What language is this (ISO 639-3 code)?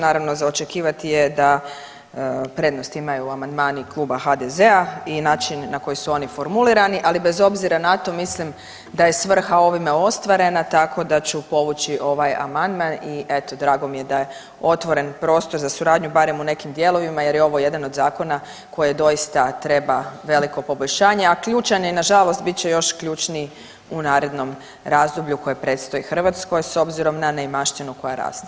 hrv